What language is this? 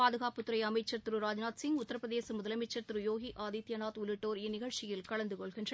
Tamil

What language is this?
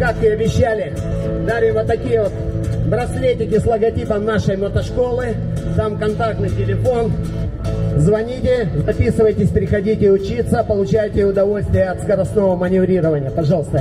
Russian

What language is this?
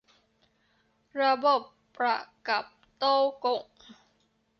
Thai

